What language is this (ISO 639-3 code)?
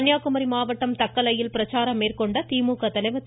tam